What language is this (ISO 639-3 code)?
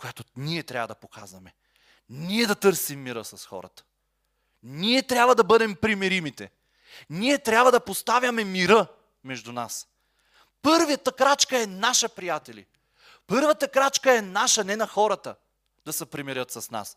bul